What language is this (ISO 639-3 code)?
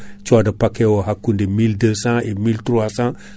ful